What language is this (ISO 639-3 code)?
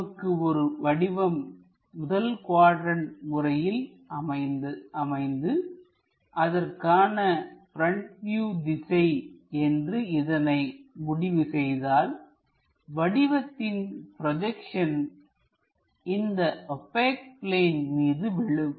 tam